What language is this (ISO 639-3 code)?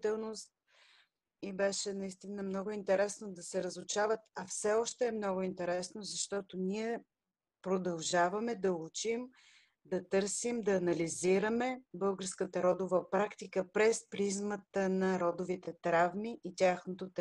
bul